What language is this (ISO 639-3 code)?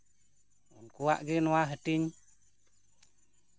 sat